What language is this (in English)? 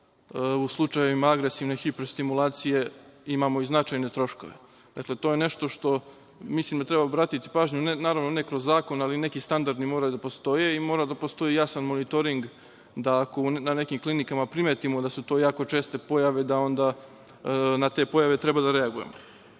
Serbian